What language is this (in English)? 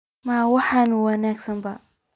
Somali